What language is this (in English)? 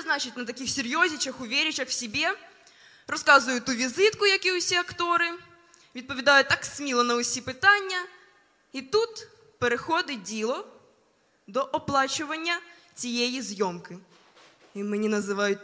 Ukrainian